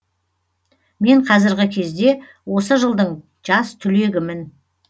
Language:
Kazakh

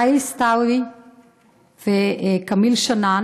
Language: Hebrew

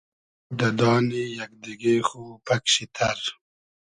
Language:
Hazaragi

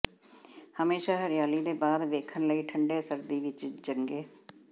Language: Punjabi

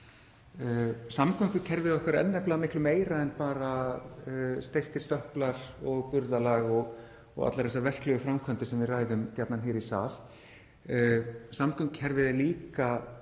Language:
Icelandic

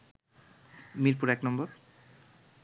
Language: Bangla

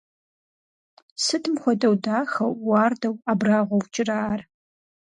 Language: Kabardian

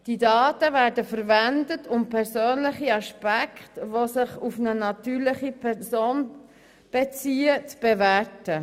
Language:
Swiss German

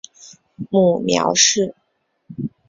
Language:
Chinese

